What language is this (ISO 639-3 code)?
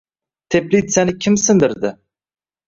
uzb